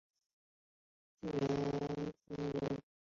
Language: Chinese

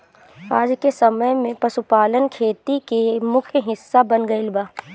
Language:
Bhojpuri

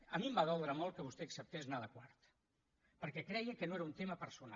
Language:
Catalan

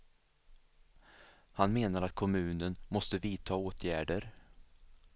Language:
Swedish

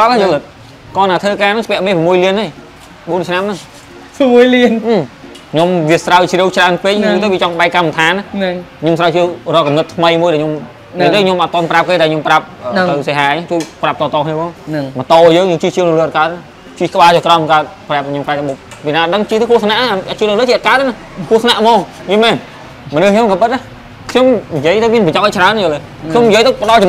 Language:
Vietnamese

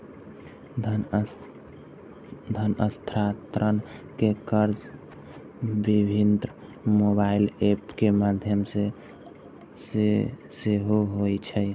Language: Maithili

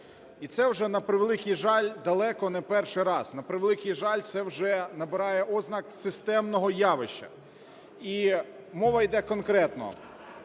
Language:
Ukrainian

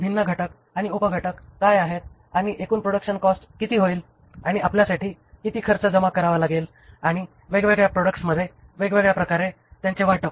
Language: Marathi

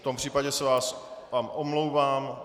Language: Czech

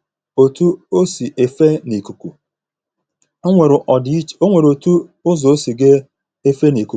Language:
Igbo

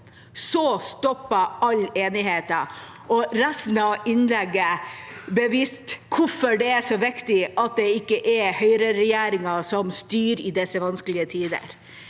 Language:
Norwegian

